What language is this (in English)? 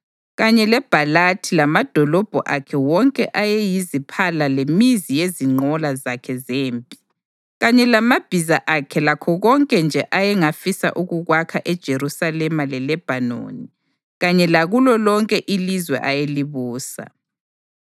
North Ndebele